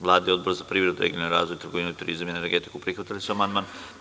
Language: Serbian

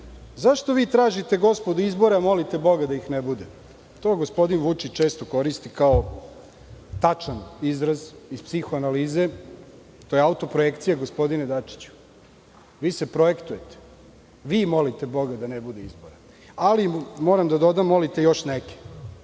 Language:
Serbian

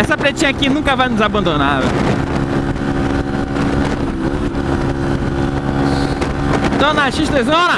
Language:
Portuguese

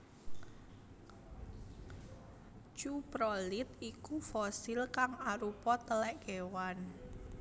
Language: Javanese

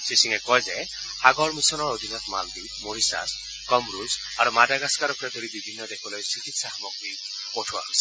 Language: Assamese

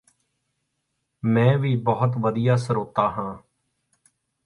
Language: Punjabi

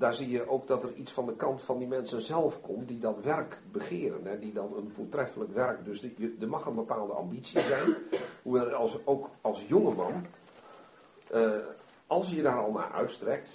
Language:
Dutch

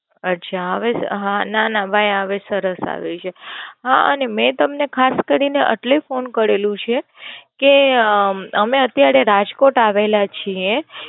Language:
Gujarati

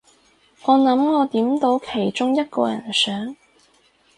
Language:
Cantonese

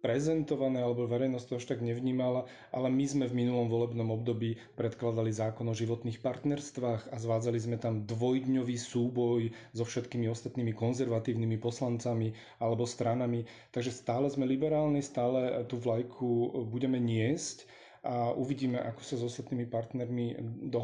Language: Slovak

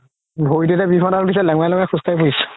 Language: Assamese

